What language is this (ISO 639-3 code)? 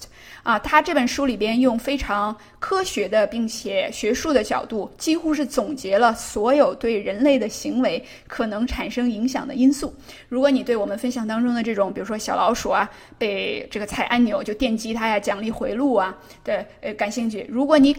zho